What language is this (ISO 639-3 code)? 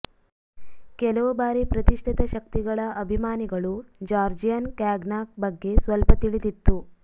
kan